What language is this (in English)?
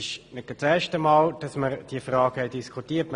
Swiss German